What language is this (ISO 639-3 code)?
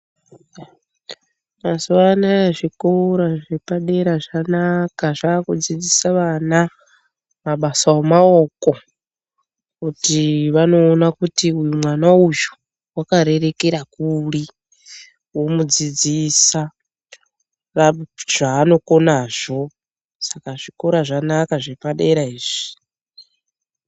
ndc